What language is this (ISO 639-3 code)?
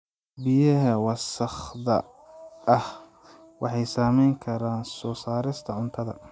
som